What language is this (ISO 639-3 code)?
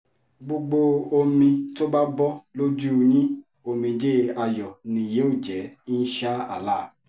yor